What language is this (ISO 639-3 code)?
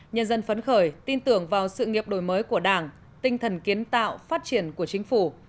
vie